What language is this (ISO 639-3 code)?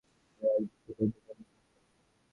ben